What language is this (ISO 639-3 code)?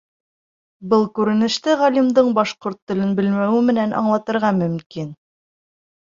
bak